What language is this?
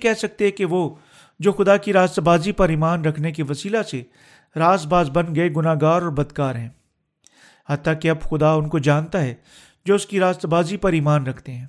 Urdu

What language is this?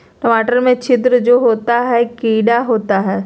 Magahi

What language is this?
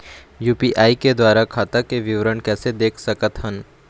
Chhattisgarhi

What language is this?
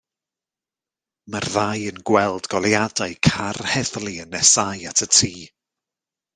Welsh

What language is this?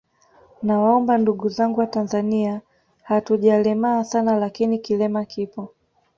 Swahili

